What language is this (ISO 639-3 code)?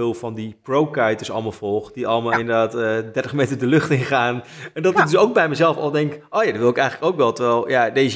nld